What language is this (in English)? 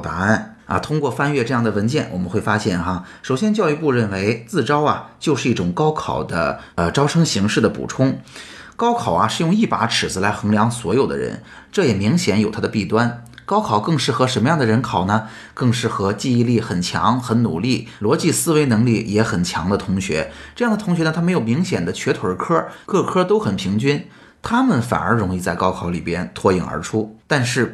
Chinese